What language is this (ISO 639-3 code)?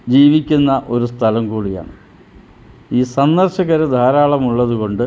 mal